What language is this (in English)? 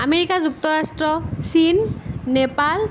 Assamese